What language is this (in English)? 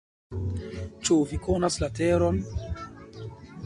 Esperanto